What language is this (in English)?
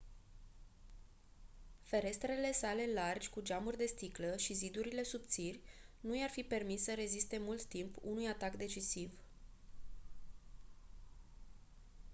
Romanian